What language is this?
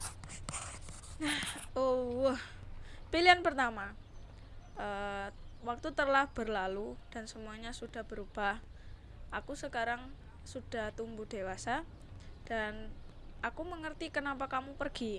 Indonesian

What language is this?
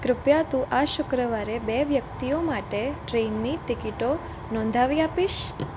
Gujarati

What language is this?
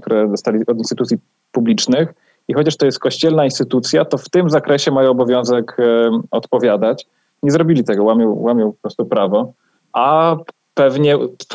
Polish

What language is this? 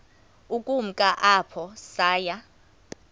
Xhosa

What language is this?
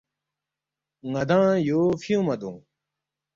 Balti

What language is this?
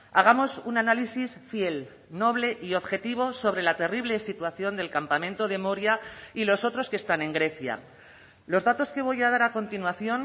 Spanish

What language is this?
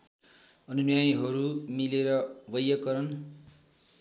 Nepali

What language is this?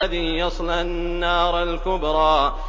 Arabic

